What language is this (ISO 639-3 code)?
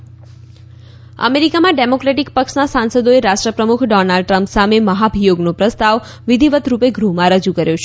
guj